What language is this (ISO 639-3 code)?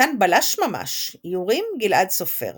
heb